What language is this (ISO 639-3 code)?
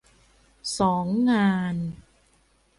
tha